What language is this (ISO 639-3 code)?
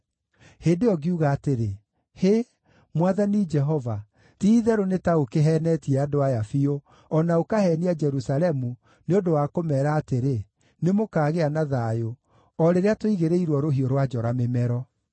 kik